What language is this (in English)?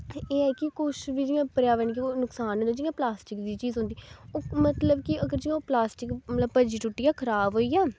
Dogri